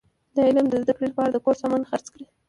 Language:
Pashto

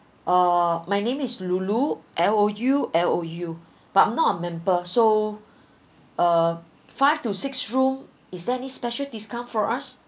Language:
English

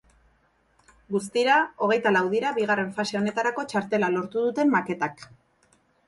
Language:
Basque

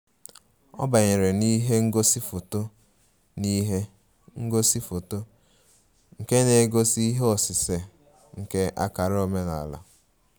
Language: Igbo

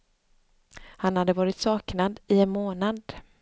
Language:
Swedish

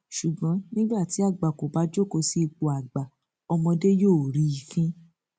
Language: Yoruba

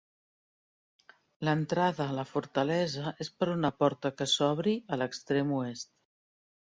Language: Catalan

